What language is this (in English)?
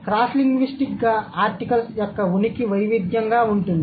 Telugu